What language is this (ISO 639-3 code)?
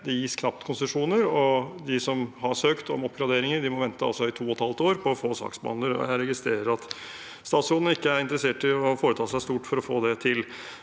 nor